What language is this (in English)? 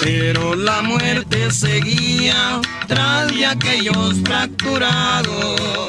Spanish